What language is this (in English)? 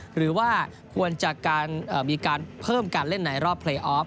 Thai